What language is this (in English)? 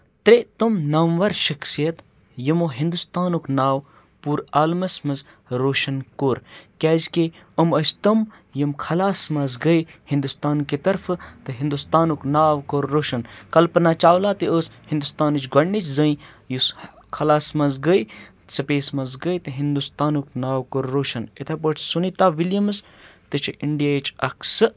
Kashmiri